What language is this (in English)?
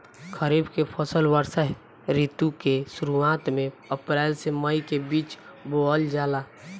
Bhojpuri